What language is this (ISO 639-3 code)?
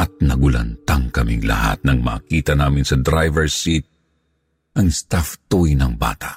fil